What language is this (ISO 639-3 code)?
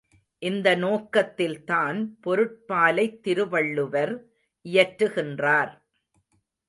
tam